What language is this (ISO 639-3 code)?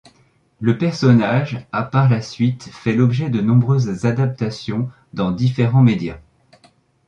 fra